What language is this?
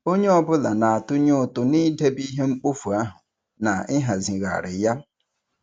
Igbo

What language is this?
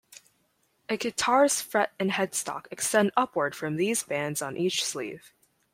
English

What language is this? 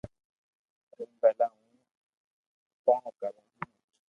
Loarki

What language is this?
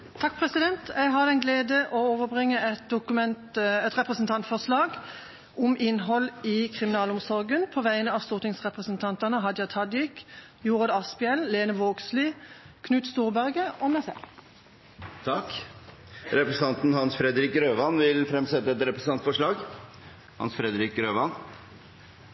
Norwegian Bokmål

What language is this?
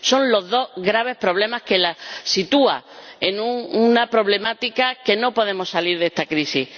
Spanish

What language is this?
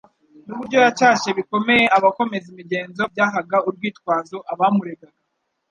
Kinyarwanda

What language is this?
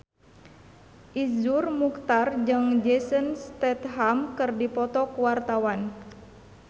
Sundanese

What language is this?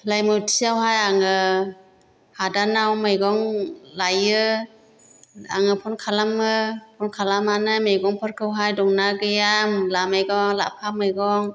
Bodo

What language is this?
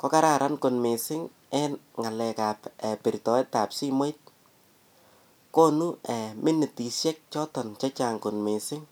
Kalenjin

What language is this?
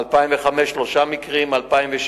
Hebrew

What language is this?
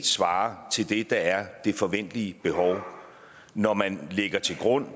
Danish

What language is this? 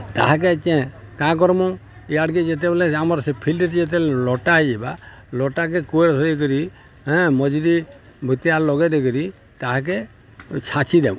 Odia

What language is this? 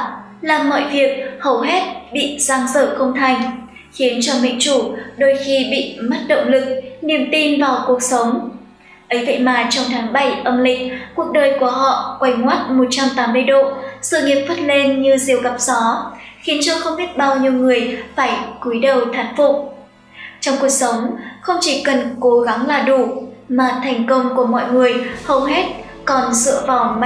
Vietnamese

